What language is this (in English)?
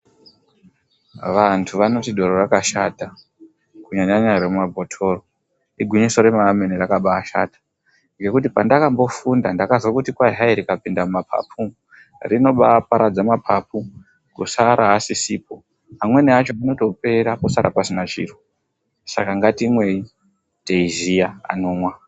Ndau